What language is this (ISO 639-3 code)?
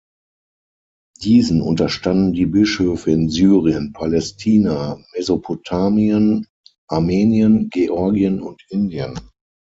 deu